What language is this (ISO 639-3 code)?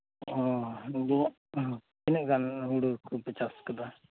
sat